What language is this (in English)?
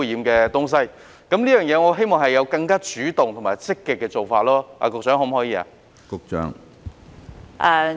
Cantonese